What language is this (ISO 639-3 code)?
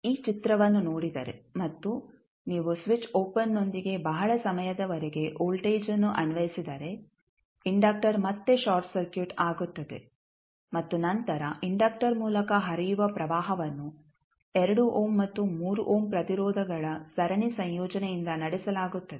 kan